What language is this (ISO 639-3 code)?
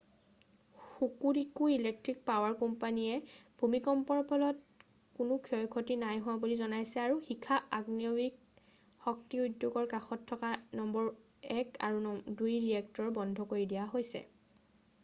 asm